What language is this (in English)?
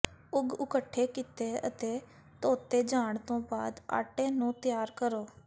Punjabi